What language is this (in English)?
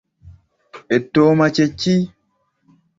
Ganda